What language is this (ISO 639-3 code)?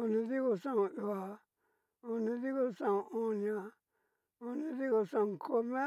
miu